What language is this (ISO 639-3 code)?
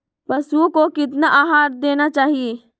mag